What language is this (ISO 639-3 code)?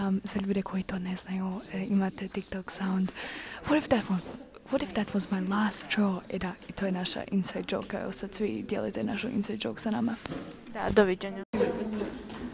hrv